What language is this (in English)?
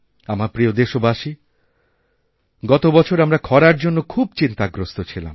Bangla